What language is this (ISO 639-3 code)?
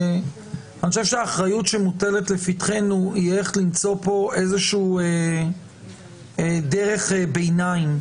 heb